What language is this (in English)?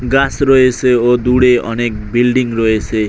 Bangla